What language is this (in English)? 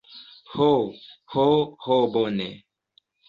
Esperanto